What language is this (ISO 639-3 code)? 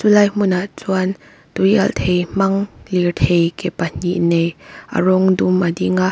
lus